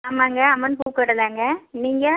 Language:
Tamil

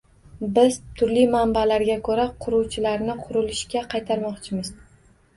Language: Uzbek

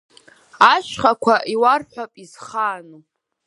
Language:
Abkhazian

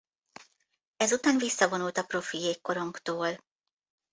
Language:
Hungarian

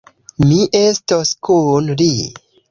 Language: Esperanto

